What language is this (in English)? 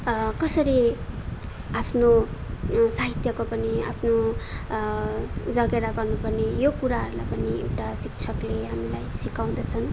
Nepali